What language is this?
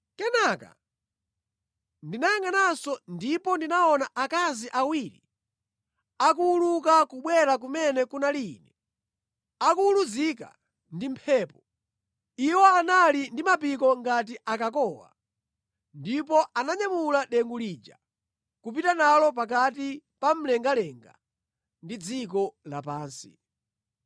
Nyanja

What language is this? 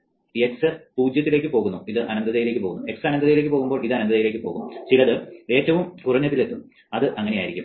Malayalam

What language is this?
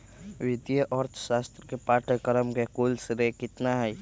Magahi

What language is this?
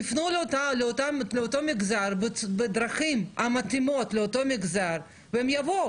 Hebrew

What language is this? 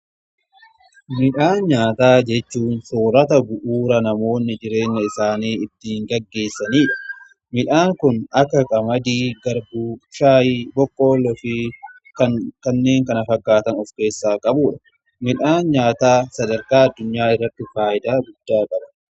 Oromo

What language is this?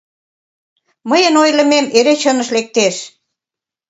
Mari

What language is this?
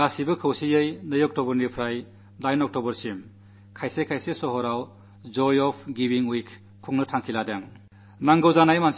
Malayalam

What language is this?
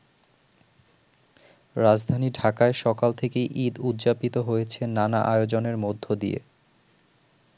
Bangla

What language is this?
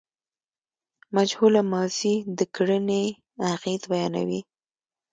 Pashto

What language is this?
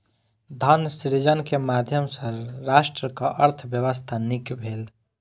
Maithili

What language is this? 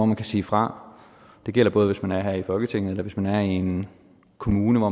Danish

